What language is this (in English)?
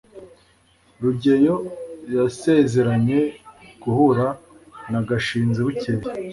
Kinyarwanda